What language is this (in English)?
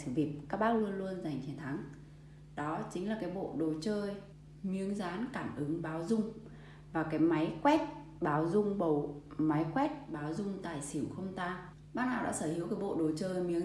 Vietnamese